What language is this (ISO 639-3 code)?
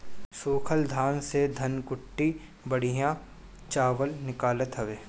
bho